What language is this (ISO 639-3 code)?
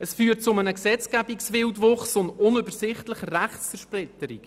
gsw